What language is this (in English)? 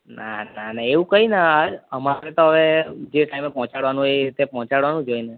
Gujarati